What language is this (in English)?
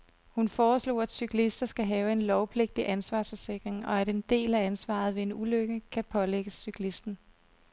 Danish